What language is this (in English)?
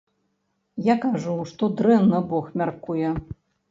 Belarusian